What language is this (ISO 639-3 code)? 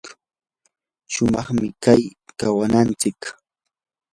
qur